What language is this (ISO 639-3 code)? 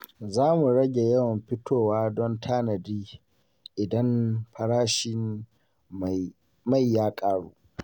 hau